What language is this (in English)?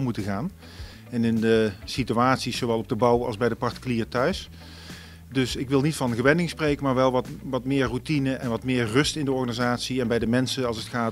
Dutch